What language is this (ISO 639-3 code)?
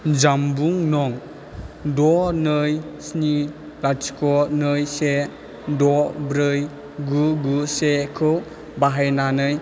brx